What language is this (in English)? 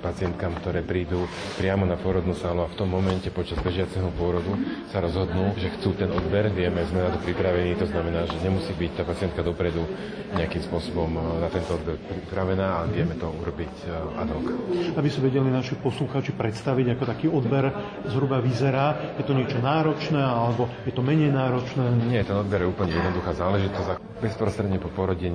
Slovak